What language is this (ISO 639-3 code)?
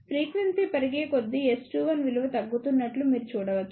tel